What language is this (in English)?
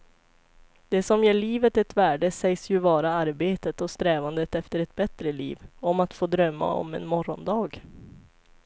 Swedish